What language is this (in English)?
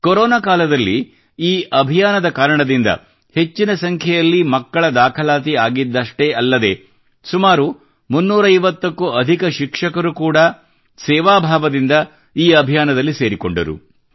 Kannada